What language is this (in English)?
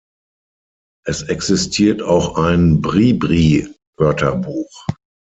German